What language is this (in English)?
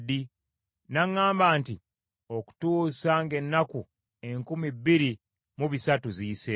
Ganda